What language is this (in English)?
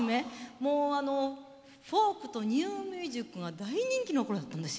Japanese